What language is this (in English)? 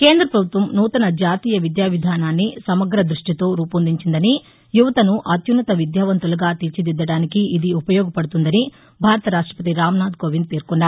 Telugu